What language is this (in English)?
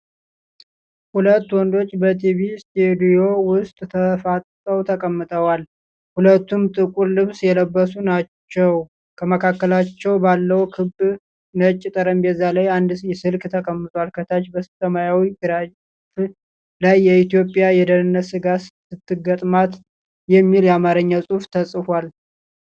Amharic